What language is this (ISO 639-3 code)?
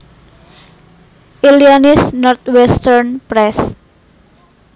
jav